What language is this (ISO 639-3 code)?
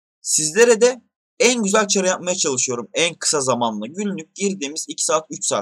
tur